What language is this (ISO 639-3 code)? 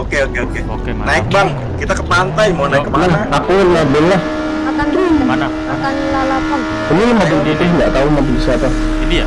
ind